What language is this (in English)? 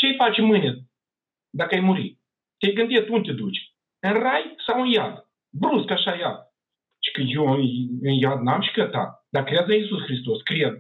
Romanian